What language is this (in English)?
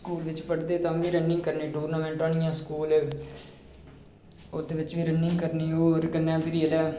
Dogri